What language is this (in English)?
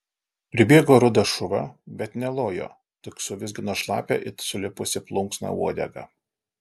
Lithuanian